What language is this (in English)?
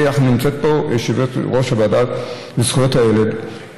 Hebrew